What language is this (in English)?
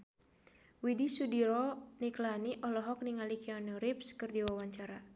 Sundanese